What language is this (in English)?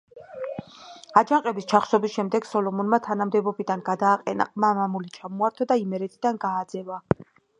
Georgian